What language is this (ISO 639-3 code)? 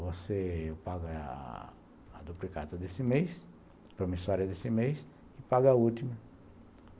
por